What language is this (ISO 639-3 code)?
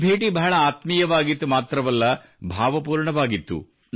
kan